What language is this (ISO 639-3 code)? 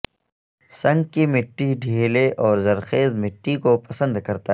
urd